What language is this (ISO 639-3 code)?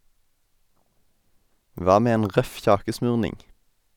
nor